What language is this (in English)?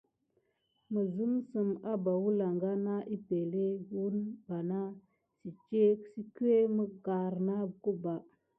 Gidar